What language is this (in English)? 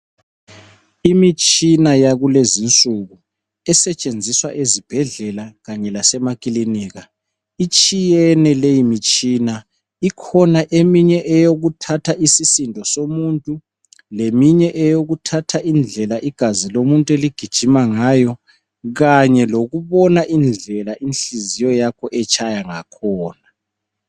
North Ndebele